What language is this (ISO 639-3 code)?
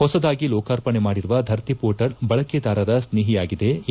kan